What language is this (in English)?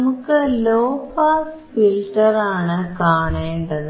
Malayalam